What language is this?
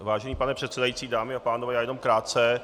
Czech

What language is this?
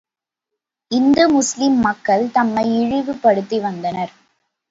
Tamil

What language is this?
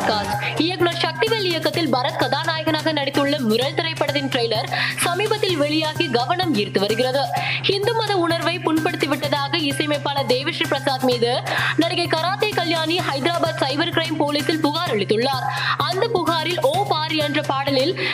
Tamil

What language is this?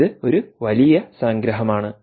Malayalam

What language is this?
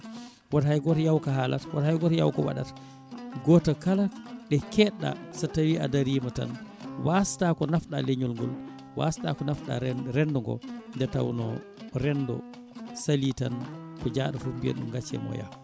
Fula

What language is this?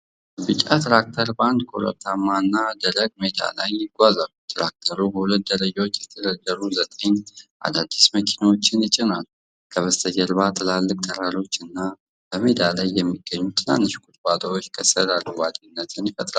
Amharic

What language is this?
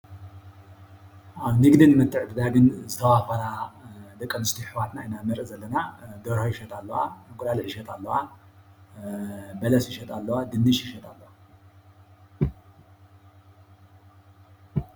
Tigrinya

